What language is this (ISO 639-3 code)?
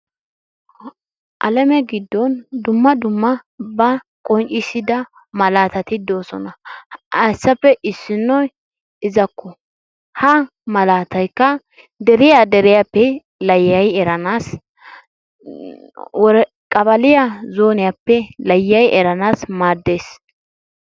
wal